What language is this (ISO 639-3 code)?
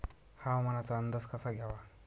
mar